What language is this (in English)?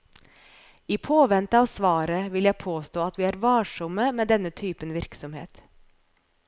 Norwegian